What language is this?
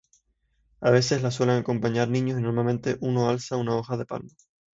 Spanish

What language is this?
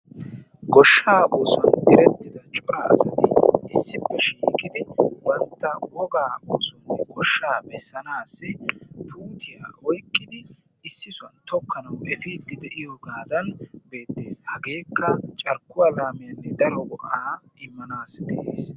Wolaytta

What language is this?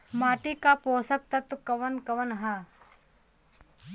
Bhojpuri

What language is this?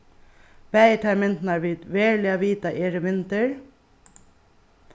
Faroese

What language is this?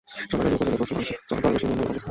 Bangla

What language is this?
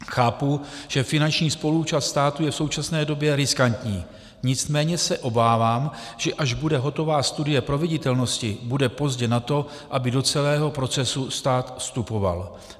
Czech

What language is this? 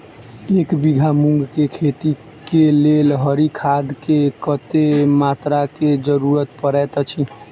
Maithili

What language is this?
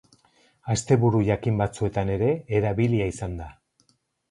Basque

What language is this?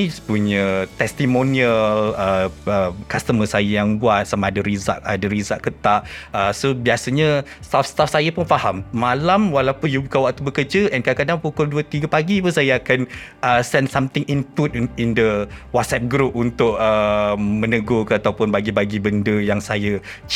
Malay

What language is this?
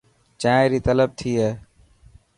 Dhatki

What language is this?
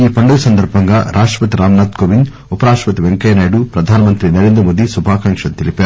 Telugu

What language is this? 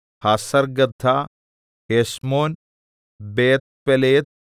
Malayalam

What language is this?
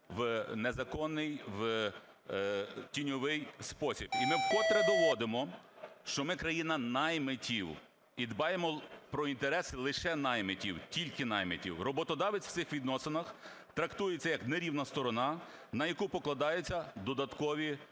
Ukrainian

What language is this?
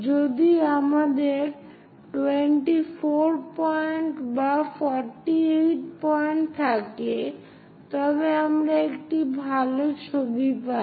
Bangla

